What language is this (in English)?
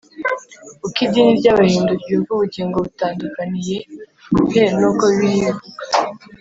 Kinyarwanda